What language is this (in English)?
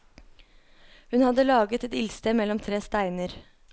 Norwegian